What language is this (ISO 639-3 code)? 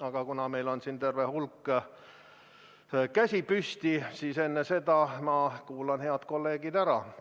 est